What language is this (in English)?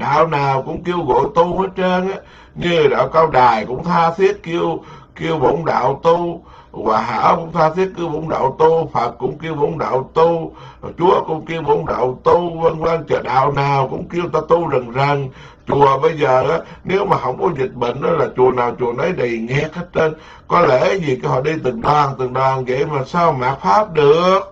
Vietnamese